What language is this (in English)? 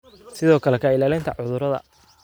Somali